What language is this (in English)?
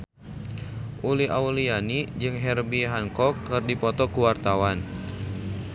Sundanese